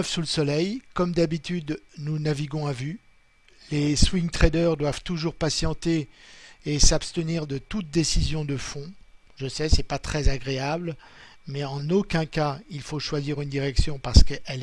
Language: French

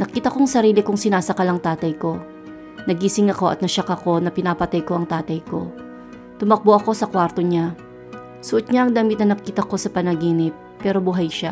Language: Filipino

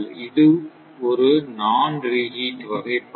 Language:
Tamil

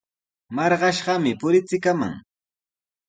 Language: Sihuas Ancash Quechua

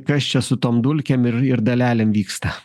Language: Lithuanian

